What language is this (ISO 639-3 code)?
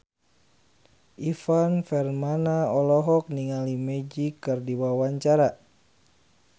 sun